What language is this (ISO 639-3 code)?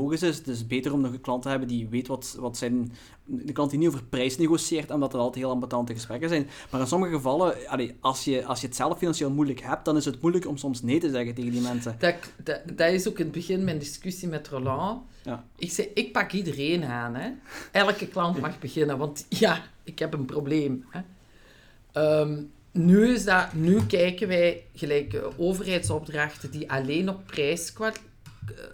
nld